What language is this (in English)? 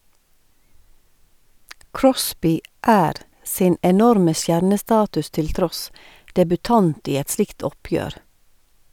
Norwegian